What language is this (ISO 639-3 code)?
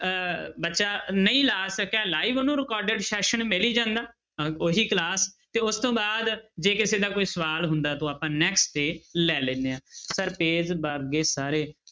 pan